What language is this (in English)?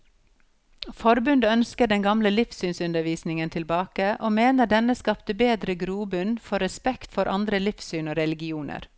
Norwegian